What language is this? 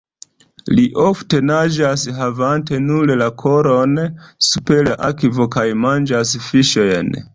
Esperanto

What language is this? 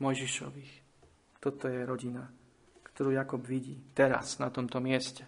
Slovak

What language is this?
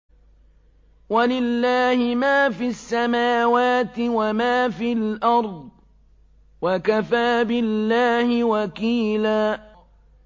Arabic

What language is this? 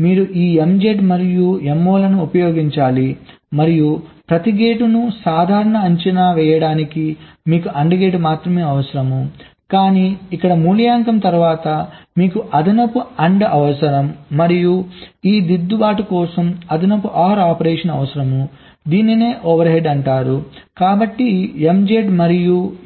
Telugu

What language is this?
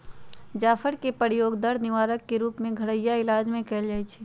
Magahi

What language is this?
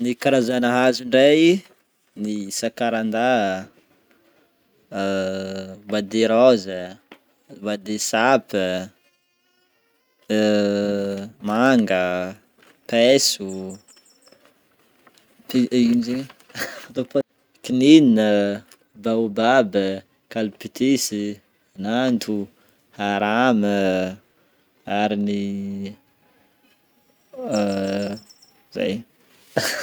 Northern Betsimisaraka Malagasy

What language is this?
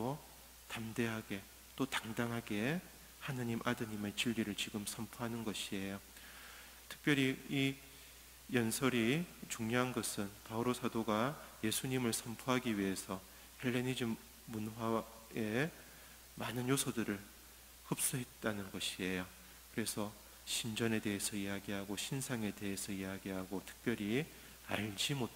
Korean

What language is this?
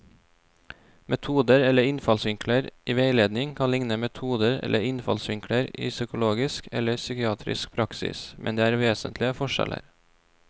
Norwegian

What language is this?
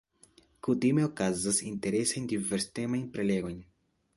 Esperanto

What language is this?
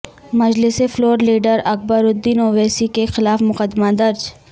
Urdu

